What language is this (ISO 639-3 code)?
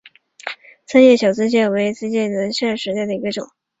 zho